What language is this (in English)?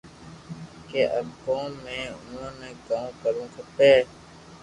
Loarki